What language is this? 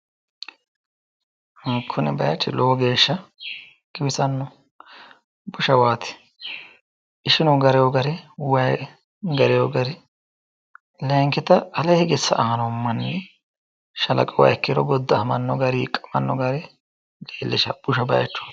Sidamo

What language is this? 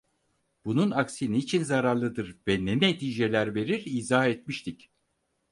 Turkish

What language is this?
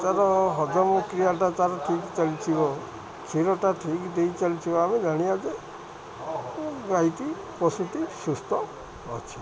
Odia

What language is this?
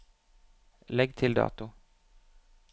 Norwegian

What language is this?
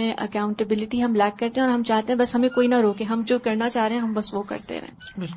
Urdu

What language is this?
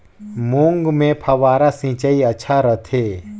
Chhattisgarhi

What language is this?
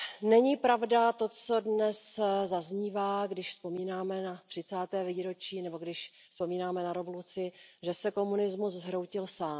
Czech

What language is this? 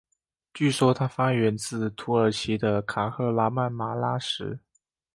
Chinese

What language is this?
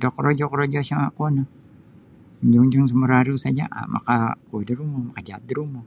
Sabah Bisaya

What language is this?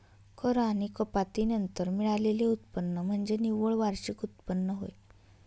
Marathi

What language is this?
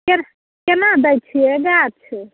Maithili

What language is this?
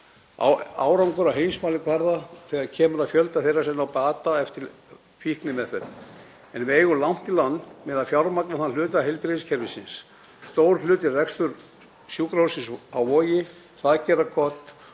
Icelandic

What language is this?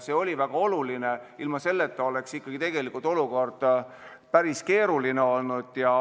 Estonian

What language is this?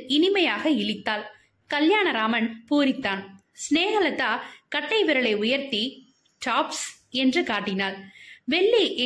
Tamil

